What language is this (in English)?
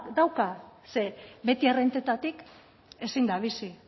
Basque